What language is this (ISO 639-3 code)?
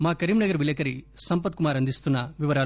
tel